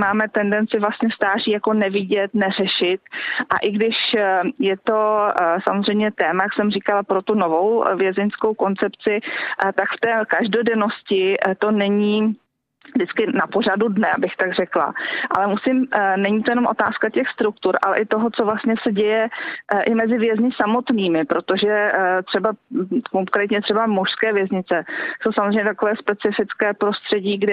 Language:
Czech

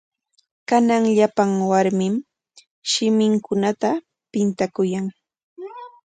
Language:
Corongo Ancash Quechua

